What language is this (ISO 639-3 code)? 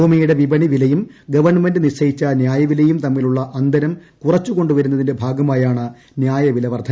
mal